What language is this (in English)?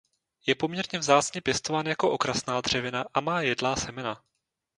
Czech